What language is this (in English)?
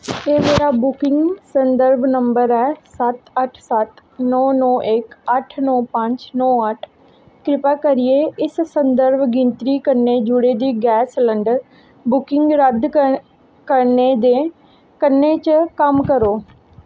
Dogri